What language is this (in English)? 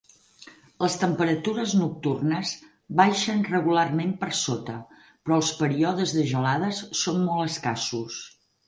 Catalan